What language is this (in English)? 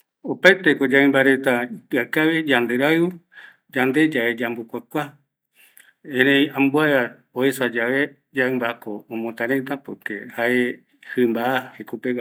Eastern Bolivian Guaraní